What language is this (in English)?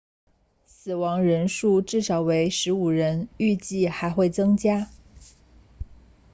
Chinese